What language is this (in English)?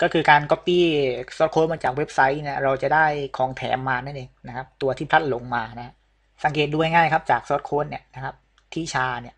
Thai